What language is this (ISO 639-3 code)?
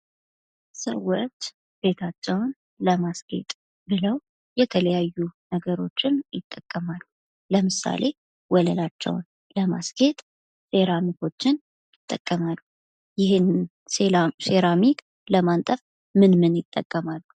amh